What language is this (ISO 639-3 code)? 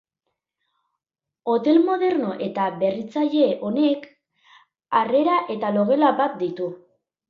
eus